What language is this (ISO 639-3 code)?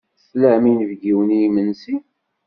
kab